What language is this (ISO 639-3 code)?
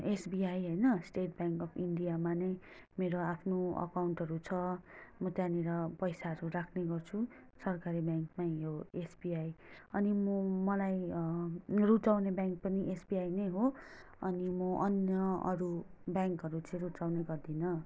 nep